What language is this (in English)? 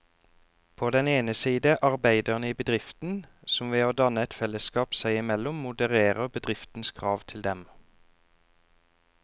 Norwegian